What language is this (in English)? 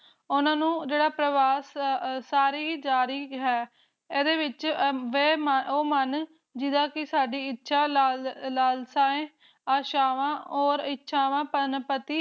Punjabi